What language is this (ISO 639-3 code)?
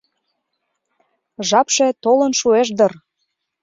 chm